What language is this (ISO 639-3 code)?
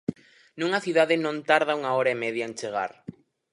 glg